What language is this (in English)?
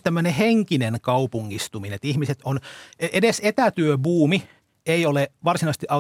Finnish